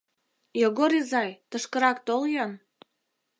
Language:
Mari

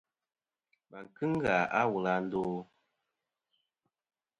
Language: Kom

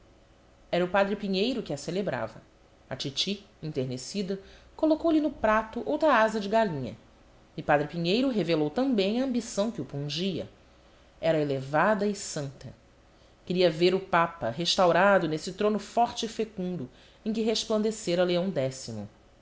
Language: Portuguese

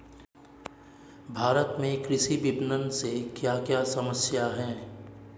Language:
Hindi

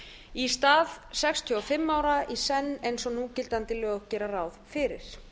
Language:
Icelandic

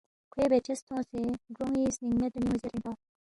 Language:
Balti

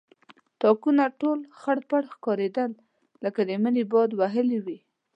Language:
Pashto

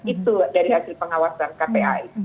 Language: Indonesian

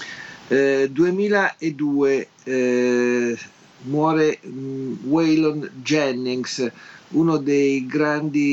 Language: Italian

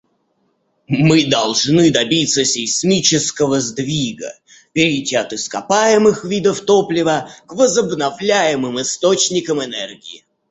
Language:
Russian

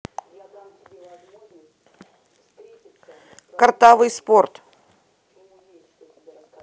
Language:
Russian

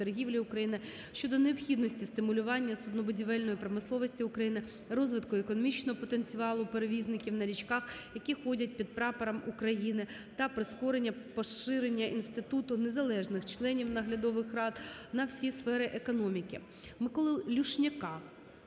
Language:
Ukrainian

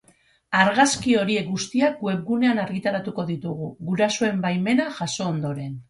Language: Basque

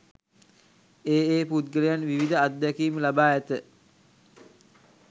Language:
Sinhala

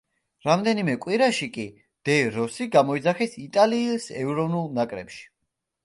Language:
Georgian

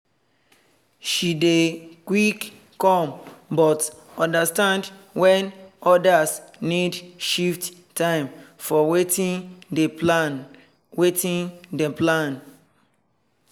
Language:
Nigerian Pidgin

